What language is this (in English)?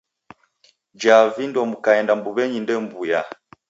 Taita